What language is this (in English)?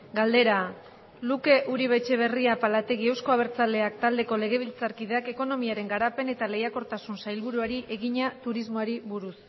Basque